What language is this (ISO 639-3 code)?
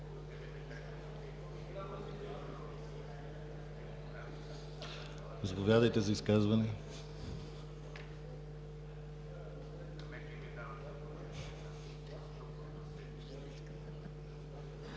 bul